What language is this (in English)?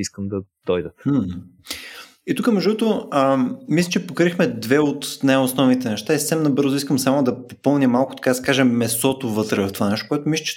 Bulgarian